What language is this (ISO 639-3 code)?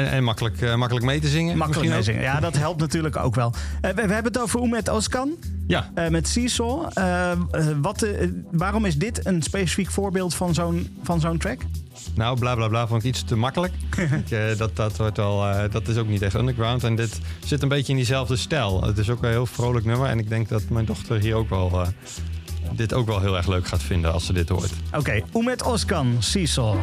nld